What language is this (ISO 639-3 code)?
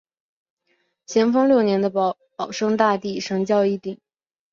zho